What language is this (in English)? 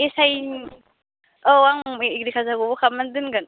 Bodo